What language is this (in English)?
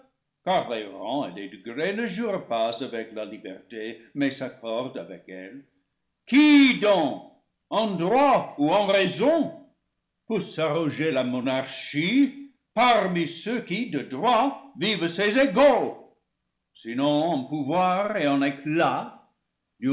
French